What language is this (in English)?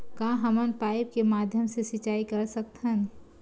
Chhattisgarhi